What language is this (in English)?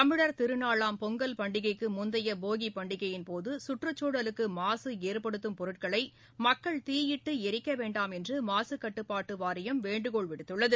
Tamil